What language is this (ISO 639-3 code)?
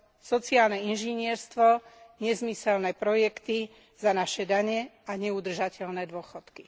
slk